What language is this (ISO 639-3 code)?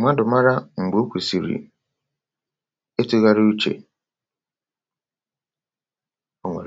ibo